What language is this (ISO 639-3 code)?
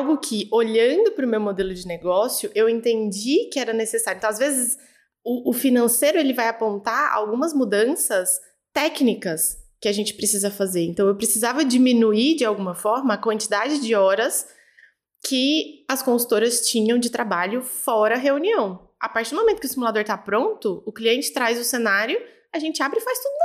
por